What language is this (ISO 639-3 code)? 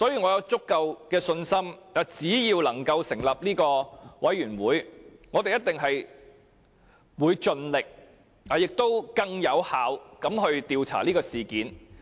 yue